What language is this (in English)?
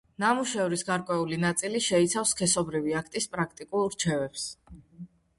Georgian